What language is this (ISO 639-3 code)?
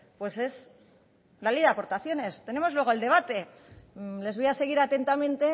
spa